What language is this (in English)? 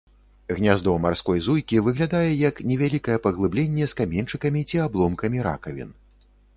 Belarusian